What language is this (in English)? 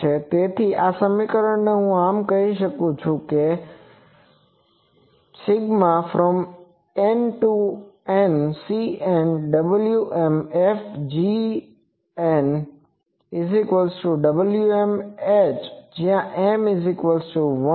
Gujarati